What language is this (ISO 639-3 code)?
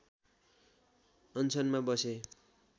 nep